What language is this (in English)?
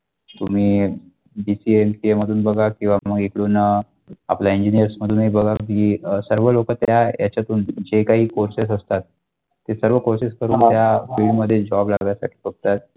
Marathi